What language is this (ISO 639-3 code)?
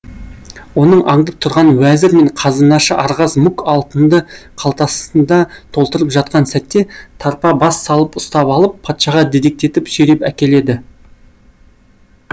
kaz